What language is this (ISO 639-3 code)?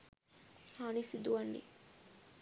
sin